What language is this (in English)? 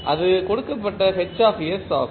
Tamil